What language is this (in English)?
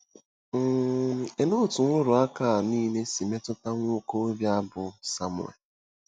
Igbo